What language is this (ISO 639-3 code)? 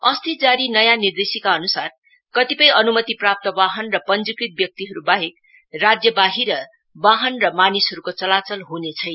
nep